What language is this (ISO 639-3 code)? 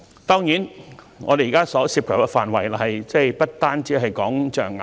yue